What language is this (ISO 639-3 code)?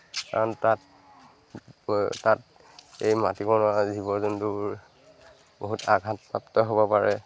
asm